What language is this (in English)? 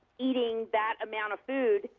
English